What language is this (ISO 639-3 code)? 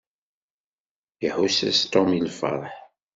kab